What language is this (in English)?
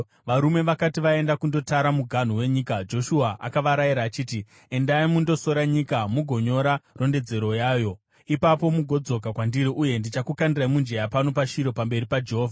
Shona